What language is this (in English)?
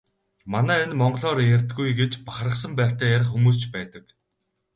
Mongolian